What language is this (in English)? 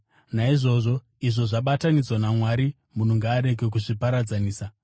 Shona